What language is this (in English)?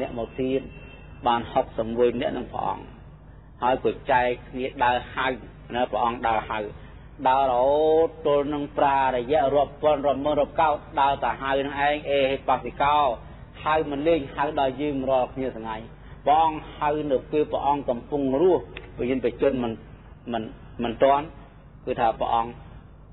Thai